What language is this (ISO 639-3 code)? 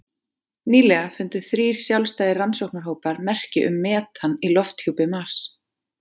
isl